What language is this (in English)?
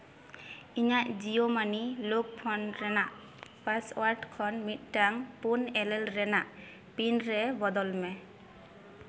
Santali